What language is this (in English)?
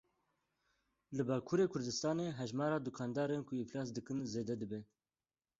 Kurdish